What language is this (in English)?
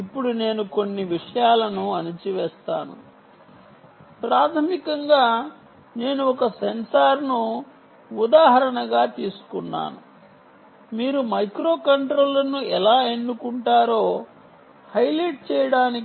Telugu